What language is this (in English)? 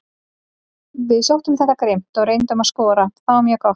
Icelandic